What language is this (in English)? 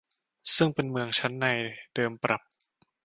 Thai